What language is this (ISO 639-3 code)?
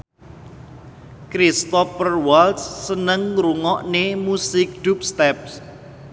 jav